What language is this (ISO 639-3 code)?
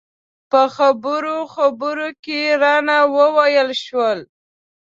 pus